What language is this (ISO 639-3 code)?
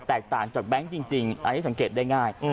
tha